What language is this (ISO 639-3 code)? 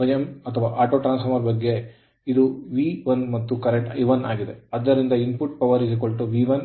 kan